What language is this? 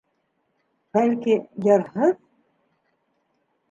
Bashkir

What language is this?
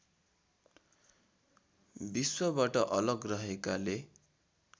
Nepali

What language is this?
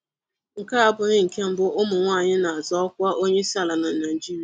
Igbo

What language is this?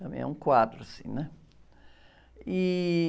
Portuguese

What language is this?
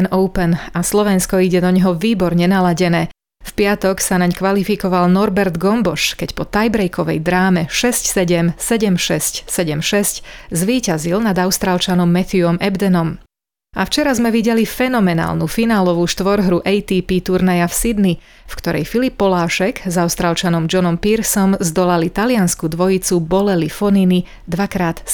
Slovak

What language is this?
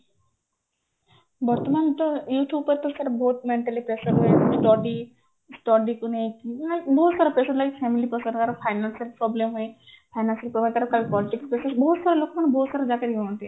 Odia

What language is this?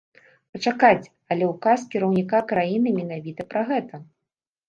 Belarusian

